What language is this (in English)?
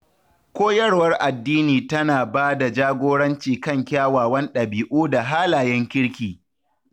Hausa